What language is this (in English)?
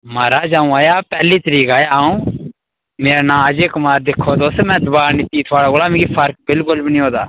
Dogri